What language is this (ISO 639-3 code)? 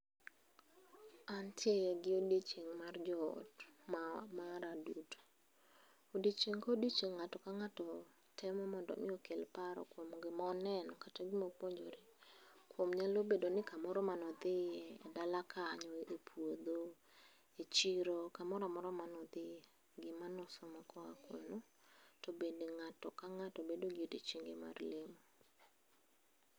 luo